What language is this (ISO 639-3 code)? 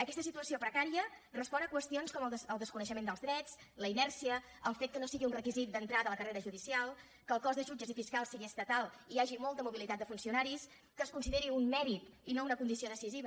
cat